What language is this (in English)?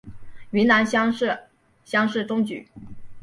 Chinese